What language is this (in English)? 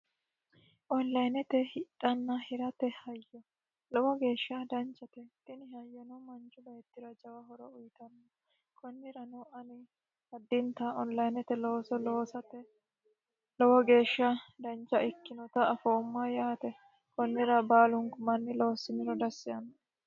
Sidamo